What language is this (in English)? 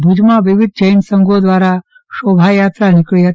Gujarati